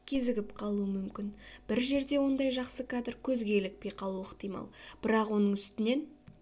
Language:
Kazakh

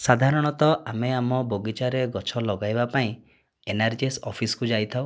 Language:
Odia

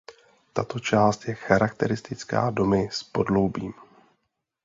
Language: Czech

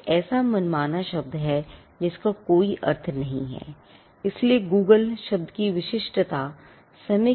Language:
Hindi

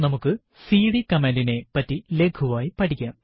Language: Malayalam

